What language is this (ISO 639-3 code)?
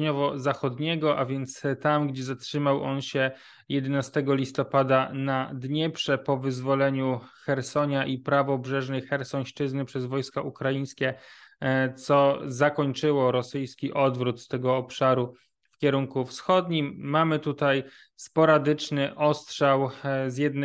pol